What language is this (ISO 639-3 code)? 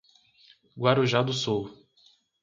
por